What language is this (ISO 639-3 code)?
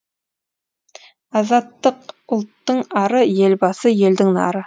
kaz